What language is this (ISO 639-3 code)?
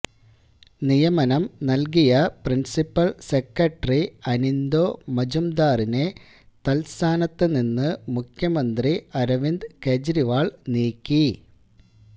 mal